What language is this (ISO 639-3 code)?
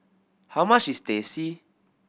eng